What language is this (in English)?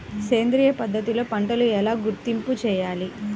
Telugu